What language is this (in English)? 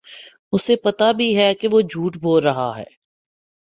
Urdu